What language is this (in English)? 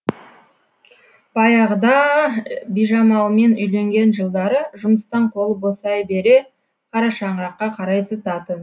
Kazakh